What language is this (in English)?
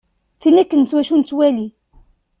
Kabyle